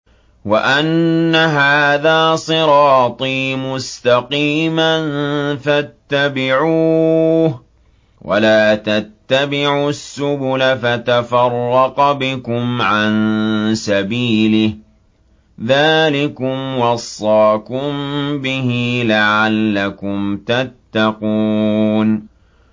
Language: Arabic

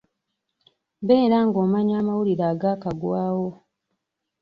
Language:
Ganda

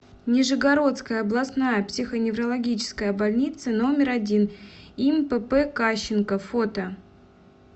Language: Russian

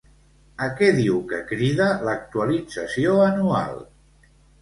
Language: Catalan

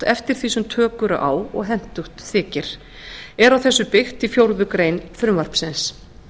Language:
Icelandic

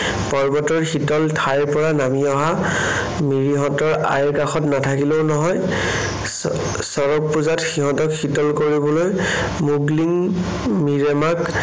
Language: Assamese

